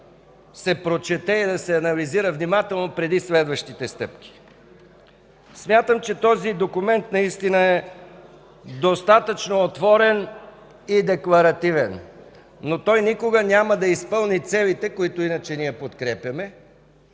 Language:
Bulgarian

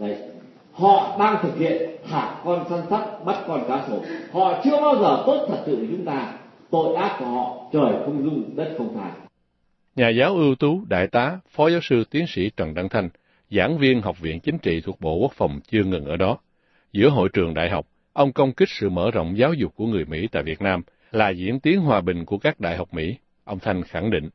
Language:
Vietnamese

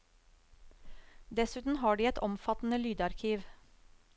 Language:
Norwegian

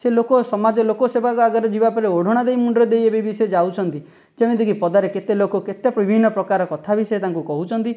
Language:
Odia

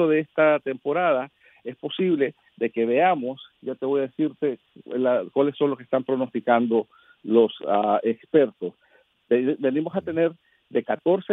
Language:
Spanish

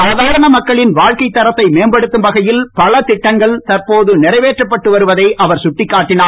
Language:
Tamil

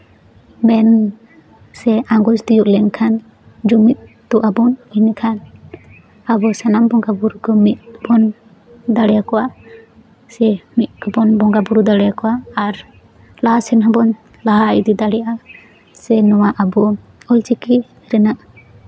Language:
Santali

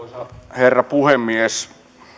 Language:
Finnish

